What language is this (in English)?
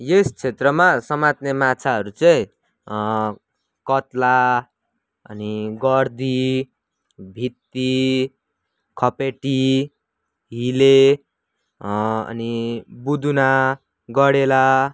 Nepali